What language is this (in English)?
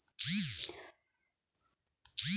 Marathi